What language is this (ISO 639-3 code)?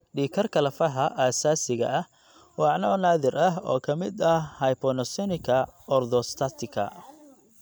som